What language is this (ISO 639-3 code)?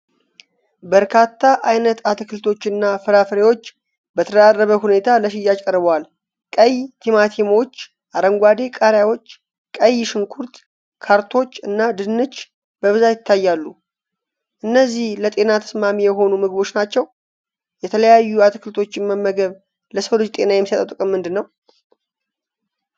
amh